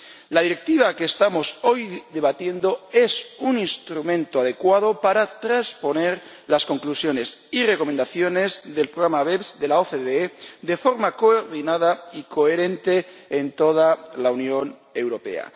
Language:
Spanish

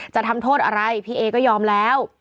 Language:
Thai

